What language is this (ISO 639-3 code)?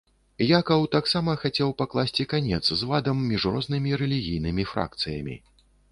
bel